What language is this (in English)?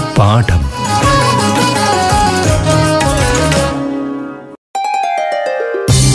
Malayalam